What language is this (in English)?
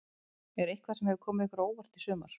Icelandic